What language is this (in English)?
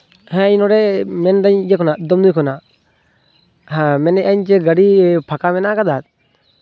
Santali